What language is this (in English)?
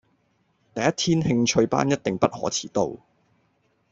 Cantonese